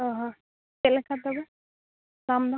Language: Santali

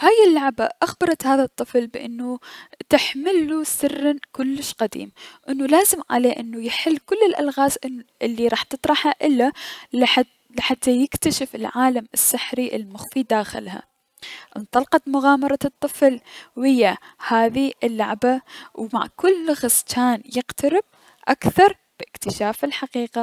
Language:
Mesopotamian Arabic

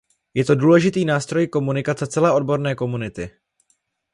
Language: Czech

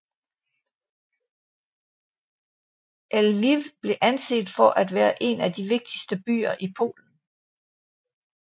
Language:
Danish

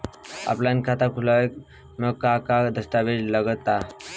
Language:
Bhojpuri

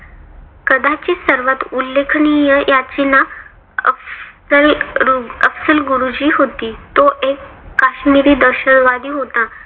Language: Marathi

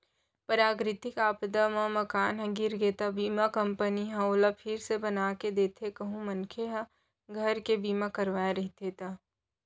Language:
Chhattisgarhi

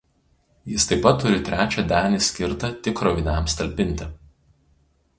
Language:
Lithuanian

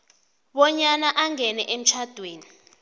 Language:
South Ndebele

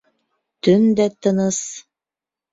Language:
Bashkir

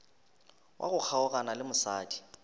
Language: Northern Sotho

